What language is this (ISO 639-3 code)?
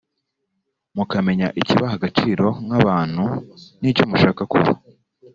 kin